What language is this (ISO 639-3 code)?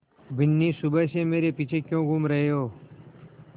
hin